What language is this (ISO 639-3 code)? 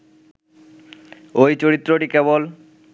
ben